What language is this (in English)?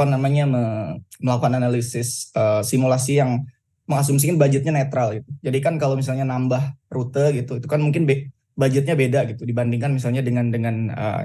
Indonesian